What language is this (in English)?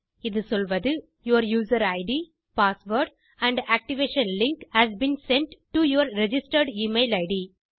Tamil